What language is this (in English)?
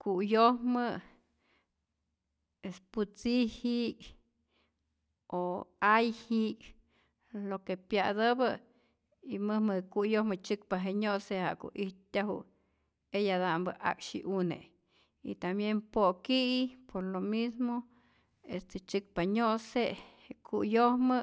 Rayón Zoque